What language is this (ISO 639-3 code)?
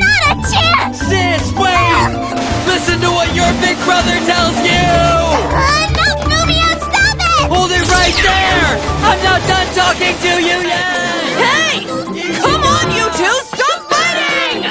eng